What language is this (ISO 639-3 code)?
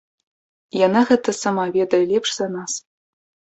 bel